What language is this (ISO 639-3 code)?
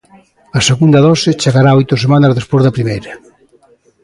glg